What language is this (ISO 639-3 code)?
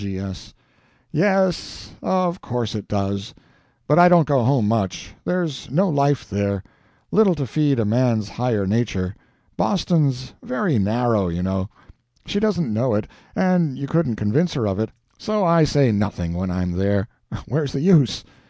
eng